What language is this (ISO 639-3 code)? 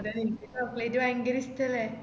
mal